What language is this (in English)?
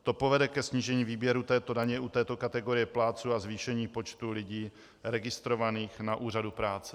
Czech